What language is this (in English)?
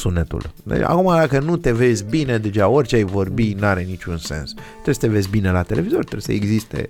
Romanian